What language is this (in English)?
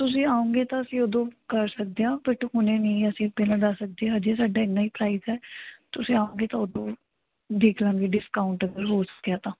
Punjabi